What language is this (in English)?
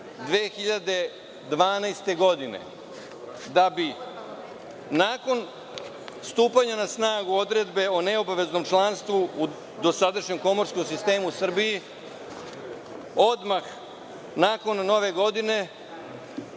Serbian